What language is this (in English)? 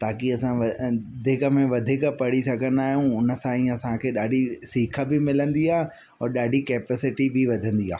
Sindhi